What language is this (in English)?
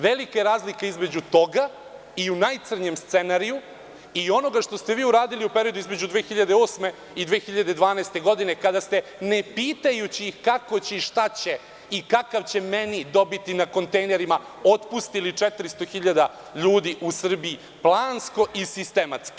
Serbian